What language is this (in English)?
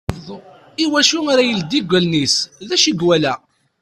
Kabyle